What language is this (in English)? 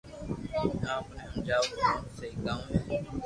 Loarki